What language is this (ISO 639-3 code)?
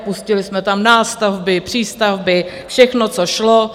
ces